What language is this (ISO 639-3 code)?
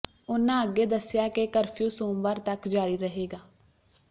pan